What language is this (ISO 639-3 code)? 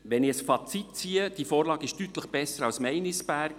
gsw